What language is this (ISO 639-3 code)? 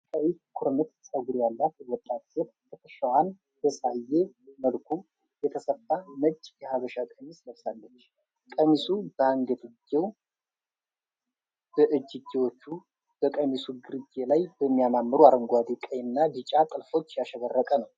amh